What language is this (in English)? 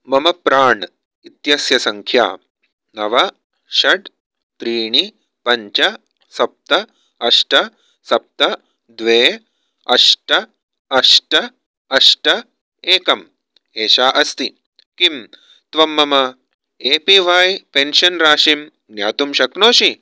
Sanskrit